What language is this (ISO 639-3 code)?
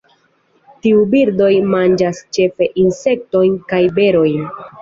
epo